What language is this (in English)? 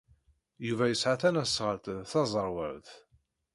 Kabyle